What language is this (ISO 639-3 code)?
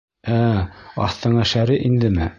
bak